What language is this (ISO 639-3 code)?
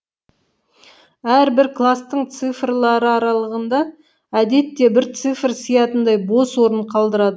kaz